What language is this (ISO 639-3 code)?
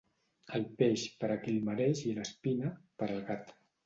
cat